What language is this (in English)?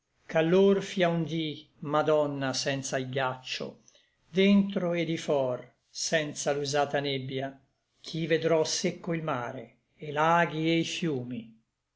Italian